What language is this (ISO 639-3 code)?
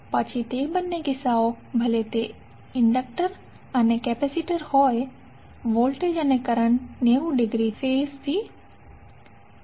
guj